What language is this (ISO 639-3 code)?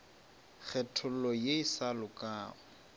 nso